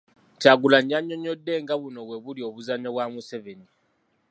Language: Ganda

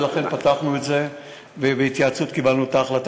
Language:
Hebrew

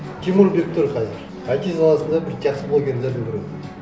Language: Kazakh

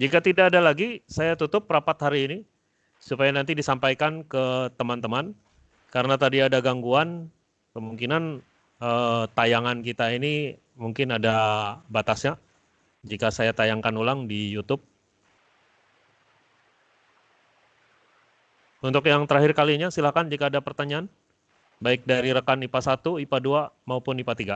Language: Indonesian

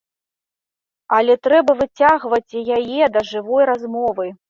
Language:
Belarusian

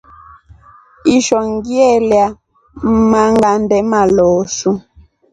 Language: Rombo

